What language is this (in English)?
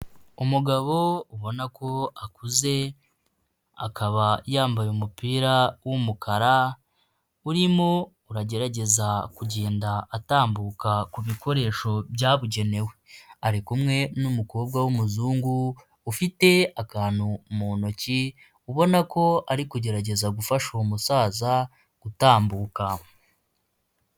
Kinyarwanda